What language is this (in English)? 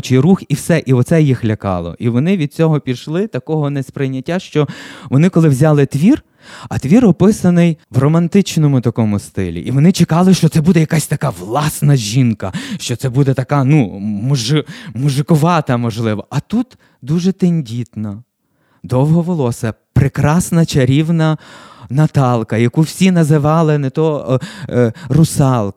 Ukrainian